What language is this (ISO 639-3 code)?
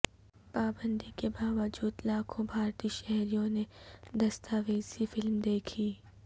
urd